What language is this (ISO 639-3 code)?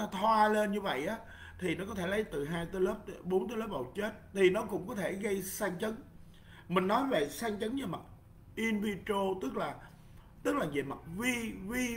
vie